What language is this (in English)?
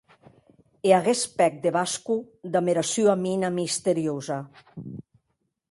Occitan